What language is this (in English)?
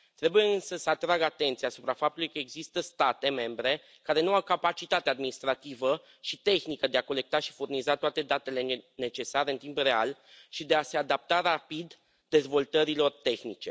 Romanian